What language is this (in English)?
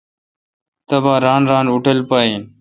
Kalkoti